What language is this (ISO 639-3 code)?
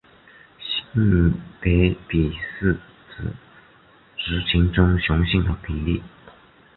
zho